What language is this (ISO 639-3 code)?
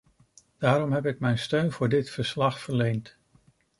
nld